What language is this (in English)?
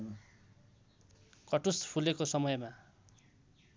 Nepali